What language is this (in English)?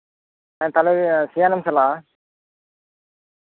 Santali